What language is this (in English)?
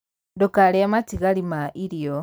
Kikuyu